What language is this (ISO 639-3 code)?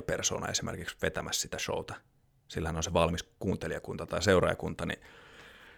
fin